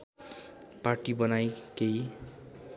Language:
Nepali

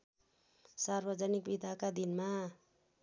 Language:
Nepali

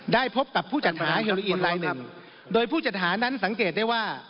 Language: Thai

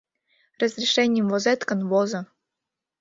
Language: Mari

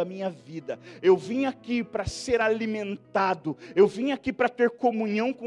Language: Portuguese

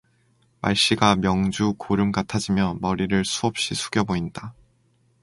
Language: Korean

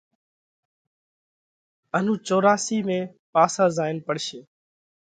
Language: Parkari Koli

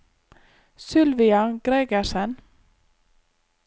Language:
Norwegian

